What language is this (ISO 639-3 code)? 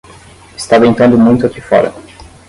por